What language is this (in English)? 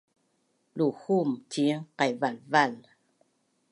Bunun